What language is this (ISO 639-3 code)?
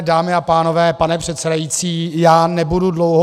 ces